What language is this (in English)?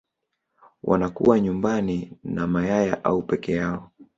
Swahili